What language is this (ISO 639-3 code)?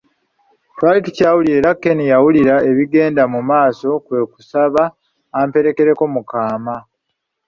lug